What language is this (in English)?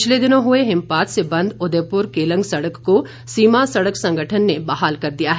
Hindi